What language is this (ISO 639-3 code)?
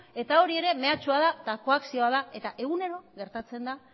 eus